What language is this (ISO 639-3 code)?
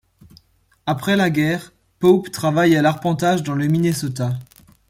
fra